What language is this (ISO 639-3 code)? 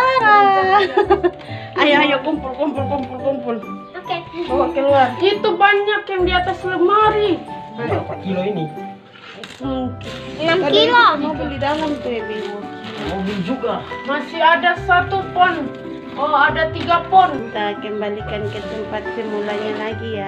ind